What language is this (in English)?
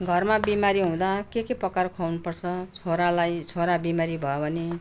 Nepali